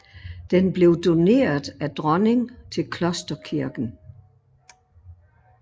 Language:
Danish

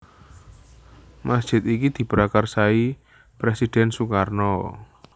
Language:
Javanese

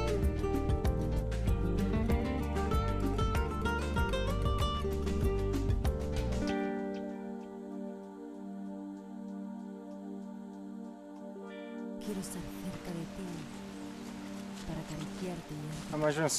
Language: Romanian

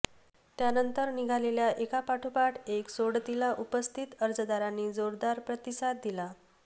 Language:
Marathi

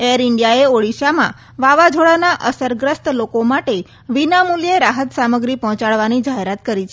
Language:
Gujarati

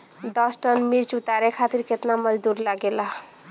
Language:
Bhojpuri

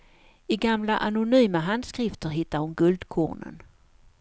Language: Swedish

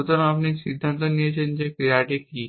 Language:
Bangla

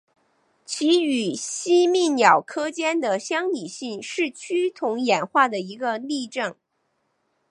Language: Chinese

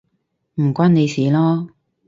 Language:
Cantonese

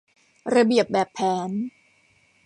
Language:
Thai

